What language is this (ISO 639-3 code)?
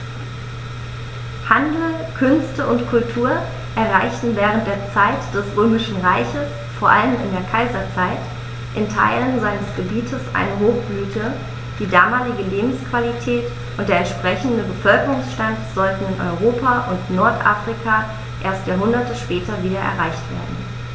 deu